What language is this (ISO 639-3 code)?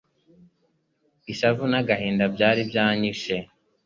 kin